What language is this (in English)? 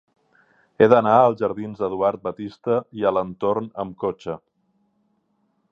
Catalan